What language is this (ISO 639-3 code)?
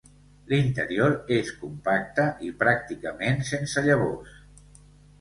cat